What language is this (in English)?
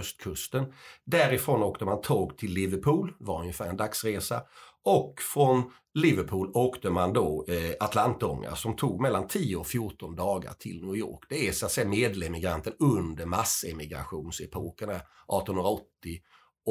Swedish